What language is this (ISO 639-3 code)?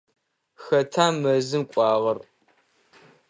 ady